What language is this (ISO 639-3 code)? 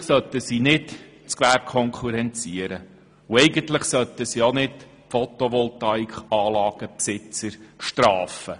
gsw